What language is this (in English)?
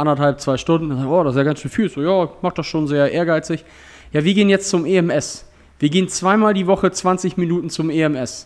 German